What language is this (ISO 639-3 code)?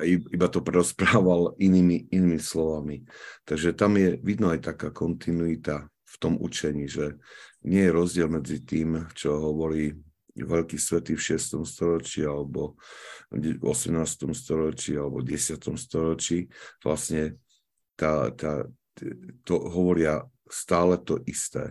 slk